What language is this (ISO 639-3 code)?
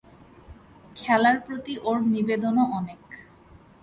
ben